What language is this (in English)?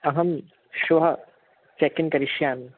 Sanskrit